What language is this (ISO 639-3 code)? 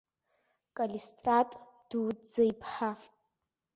abk